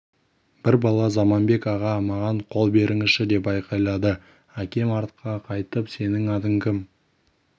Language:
Kazakh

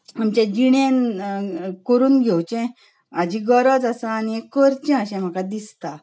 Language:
Konkani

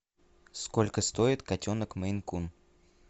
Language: Russian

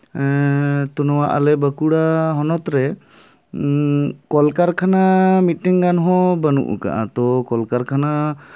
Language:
Santali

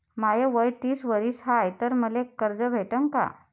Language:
Marathi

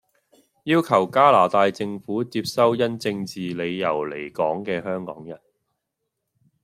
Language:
Cantonese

